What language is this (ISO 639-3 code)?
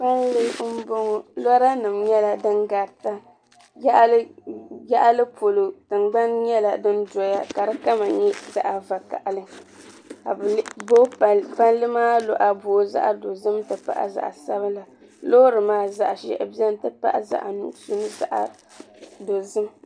dag